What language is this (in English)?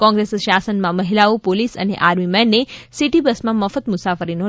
Gujarati